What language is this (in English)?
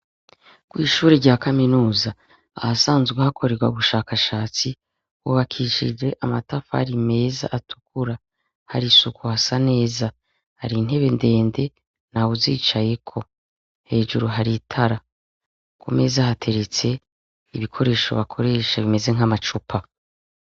Rundi